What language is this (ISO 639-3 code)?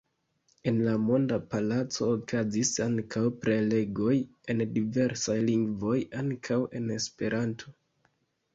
epo